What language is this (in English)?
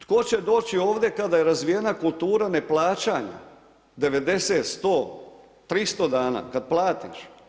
Croatian